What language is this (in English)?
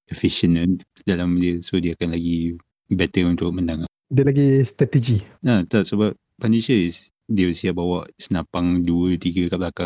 Malay